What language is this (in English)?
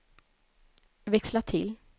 Swedish